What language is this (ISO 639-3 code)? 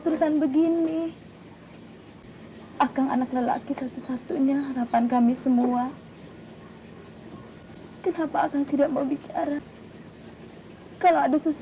ind